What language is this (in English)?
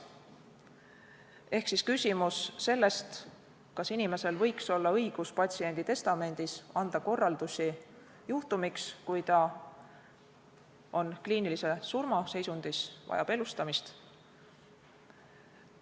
Estonian